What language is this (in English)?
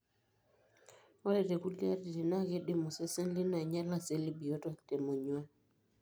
Masai